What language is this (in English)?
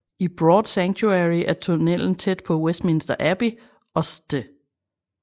Danish